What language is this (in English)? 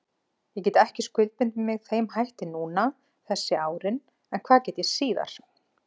Icelandic